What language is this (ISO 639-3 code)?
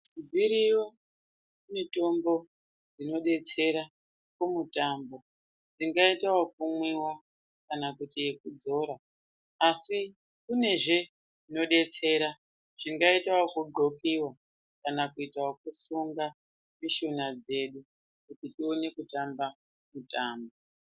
ndc